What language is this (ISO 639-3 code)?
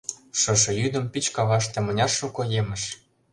chm